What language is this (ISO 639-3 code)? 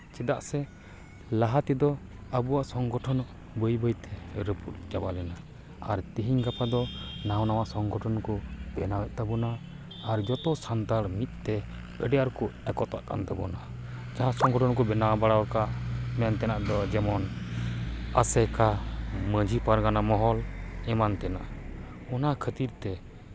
sat